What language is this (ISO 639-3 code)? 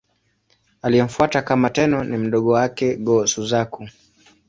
swa